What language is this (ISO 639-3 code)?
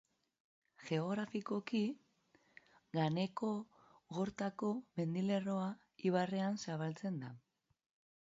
eus